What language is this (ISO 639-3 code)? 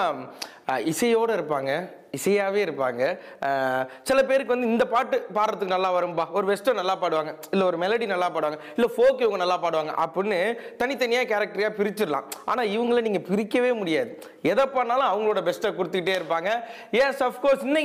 tam